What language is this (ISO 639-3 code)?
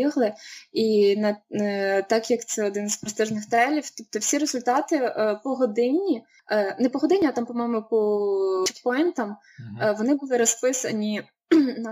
ukr